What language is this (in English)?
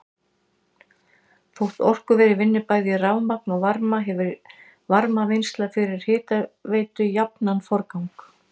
Icelandic